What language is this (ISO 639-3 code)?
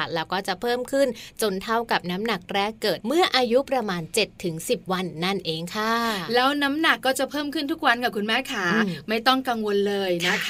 tha